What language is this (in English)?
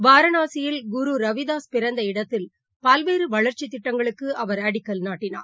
Tamil